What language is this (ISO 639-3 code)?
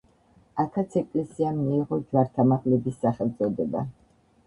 kat